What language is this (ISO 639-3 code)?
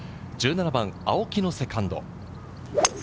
jpn